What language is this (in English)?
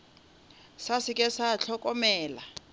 Northern Sotho